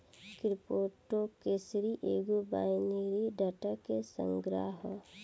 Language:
Bhojpuri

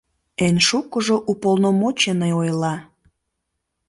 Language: Mari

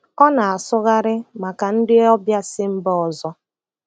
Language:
Igbo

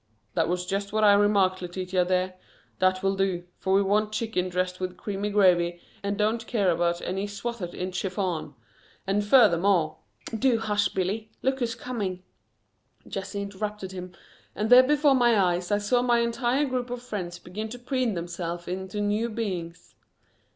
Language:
English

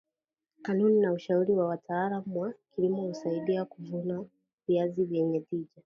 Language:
Swahili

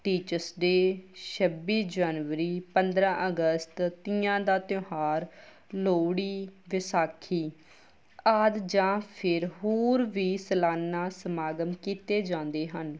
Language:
Punjabi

